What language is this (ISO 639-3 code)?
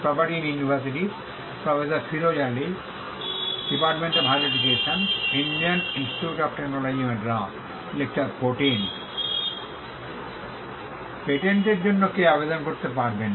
ben